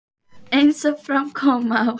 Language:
Icelandic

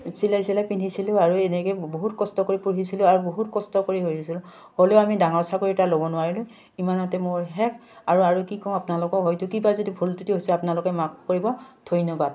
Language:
Assamese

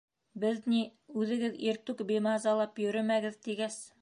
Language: Bashkir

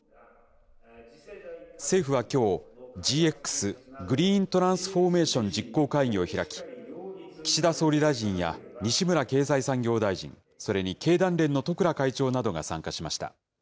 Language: Japanese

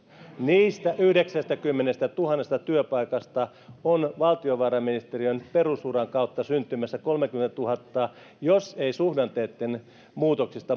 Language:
Finnish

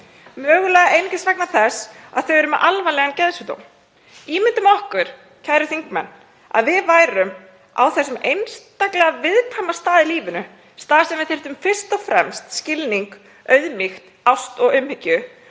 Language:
Icelandic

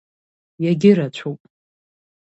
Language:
Abkhazian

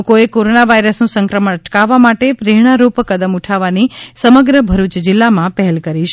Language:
Gujarati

